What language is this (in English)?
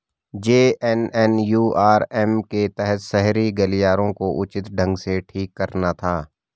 Hindi